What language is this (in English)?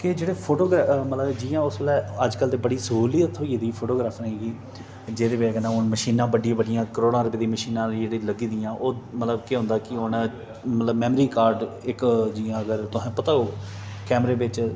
Dogri